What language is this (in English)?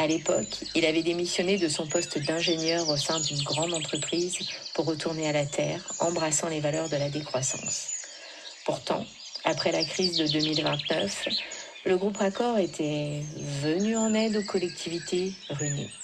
French